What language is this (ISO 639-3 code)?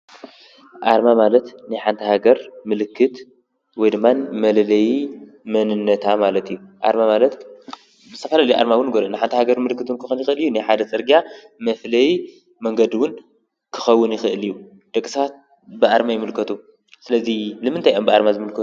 tir